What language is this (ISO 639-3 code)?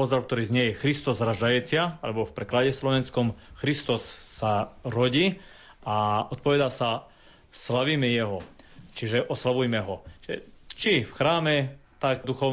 slk